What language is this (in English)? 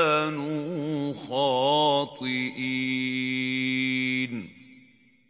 Arabic